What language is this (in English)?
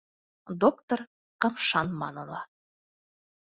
Bashkir